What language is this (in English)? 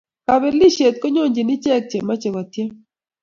Kalenjin